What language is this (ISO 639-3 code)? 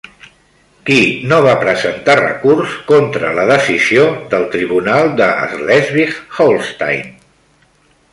cat